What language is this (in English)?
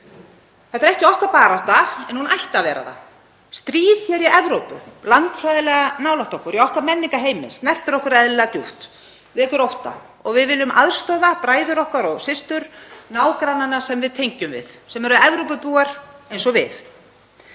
Icelandic